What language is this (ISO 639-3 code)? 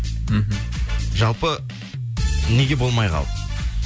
kaz